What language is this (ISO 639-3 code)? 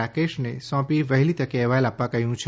guj